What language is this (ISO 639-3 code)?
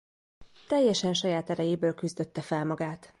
hun